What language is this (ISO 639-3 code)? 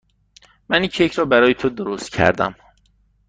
fas